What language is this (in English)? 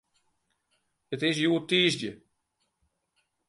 Western Frisian